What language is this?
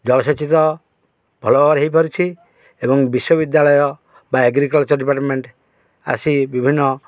Odia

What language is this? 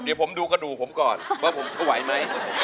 Thai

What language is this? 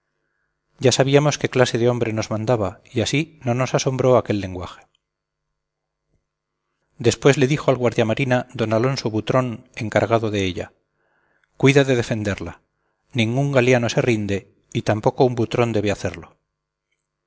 Spanish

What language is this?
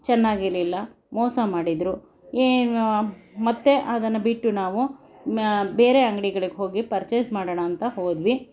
Kannada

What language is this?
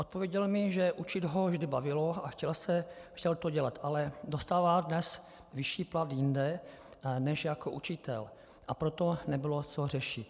Czech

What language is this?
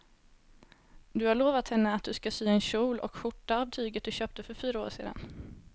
Swedish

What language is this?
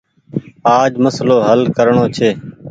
Goaria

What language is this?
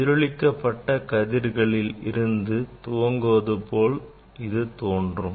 Tamil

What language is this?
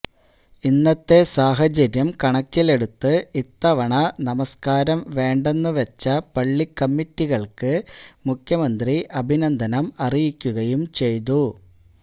Malayalam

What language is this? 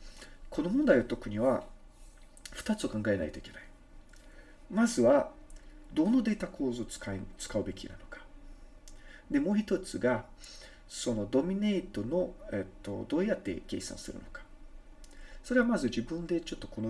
Japanese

